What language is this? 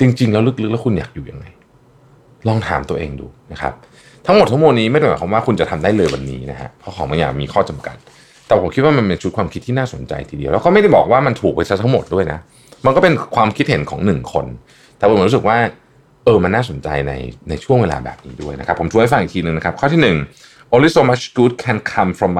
Thai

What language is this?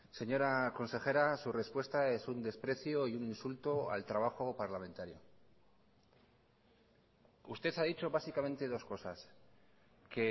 Spanish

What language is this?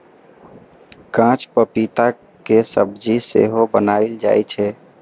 Maithili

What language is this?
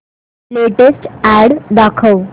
Marathi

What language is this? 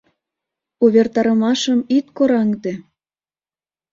Mari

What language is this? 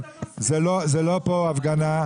Hebrew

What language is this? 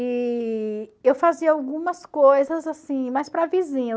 Portuguese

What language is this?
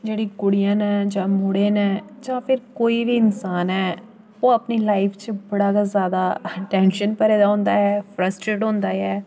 Dogri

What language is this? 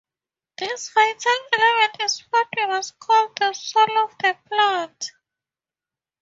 English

